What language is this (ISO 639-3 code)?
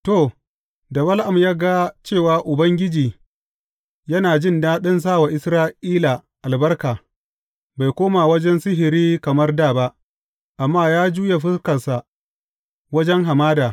hau